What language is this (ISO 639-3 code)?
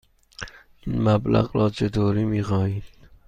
fas